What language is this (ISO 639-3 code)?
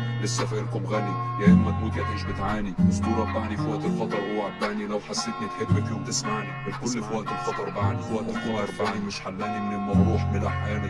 ara